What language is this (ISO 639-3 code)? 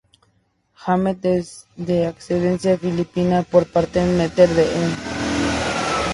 spa